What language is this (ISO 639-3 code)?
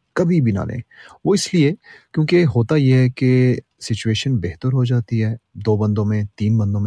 urd